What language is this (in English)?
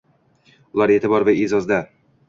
Uzbek